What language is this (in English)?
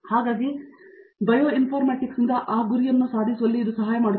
Kannada